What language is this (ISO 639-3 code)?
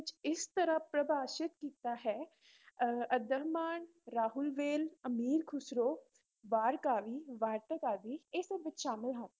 pan